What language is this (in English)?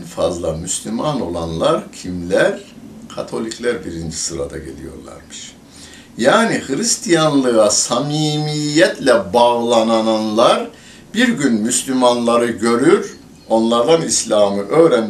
Turkish